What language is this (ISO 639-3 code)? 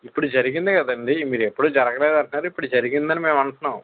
tel